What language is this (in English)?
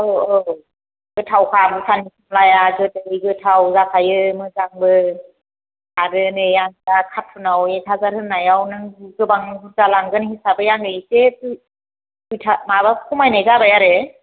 Bodo